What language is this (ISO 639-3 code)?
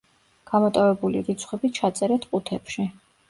kat